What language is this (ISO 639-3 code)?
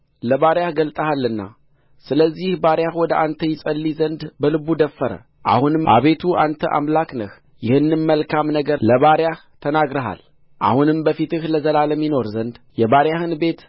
amh